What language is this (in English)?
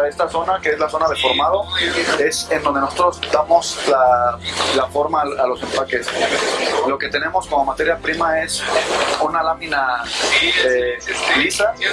Spanish